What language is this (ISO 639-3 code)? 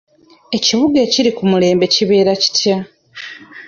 lug